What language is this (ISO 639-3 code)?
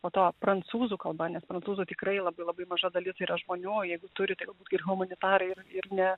lit